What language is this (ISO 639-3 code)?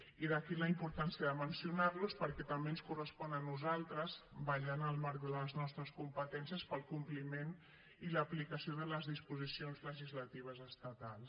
cat